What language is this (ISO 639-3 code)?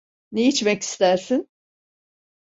tur